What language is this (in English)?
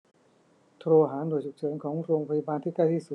Thai